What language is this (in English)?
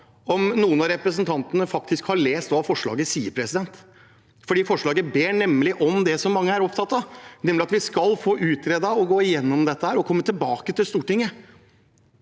Norwegian